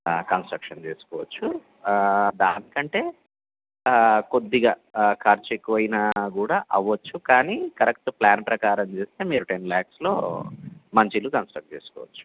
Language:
Telugu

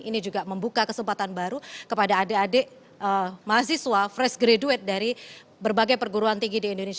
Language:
Indonesian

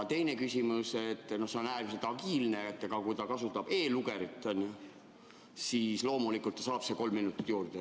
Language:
Estonian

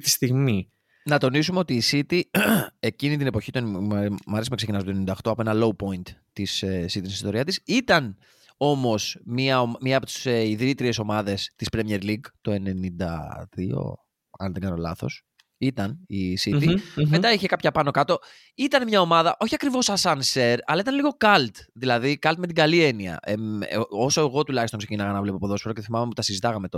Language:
Greek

